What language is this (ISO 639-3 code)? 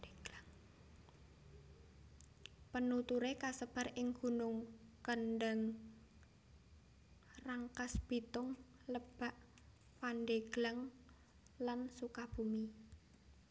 jav